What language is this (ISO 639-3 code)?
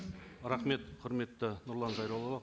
kaz